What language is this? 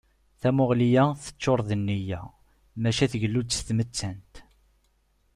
Kabyle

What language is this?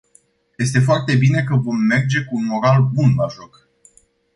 Romanian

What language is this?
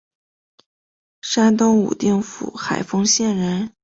Chinese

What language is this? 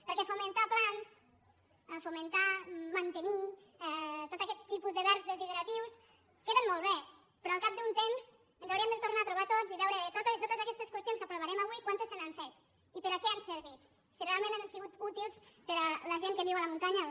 Catalan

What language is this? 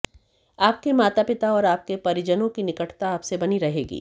Hindi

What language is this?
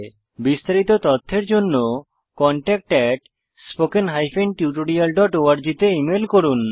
Bangla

